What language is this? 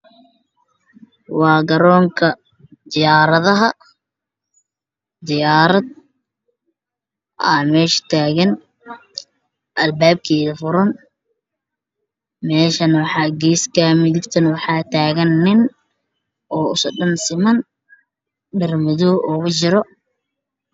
Somali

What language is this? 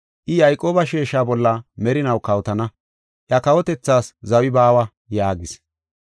Gofa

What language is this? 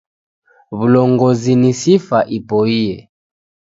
Taita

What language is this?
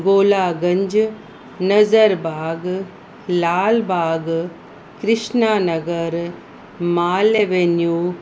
Sindhi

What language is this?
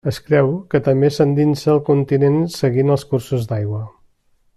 Catalan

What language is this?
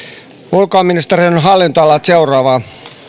Finnish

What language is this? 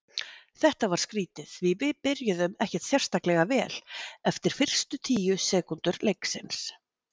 Icelandic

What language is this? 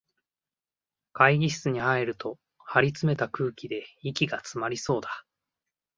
Japanese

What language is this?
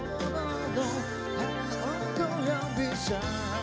Indonesian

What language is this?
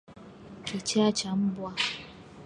Swahili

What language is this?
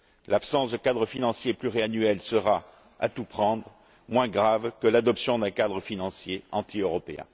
French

